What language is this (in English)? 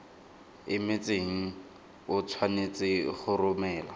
Tswana